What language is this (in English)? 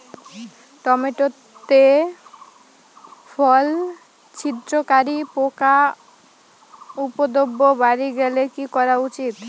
Bangla